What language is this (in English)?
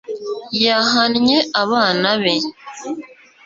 Kinyarwanda